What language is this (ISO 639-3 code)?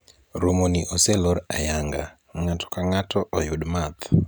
luo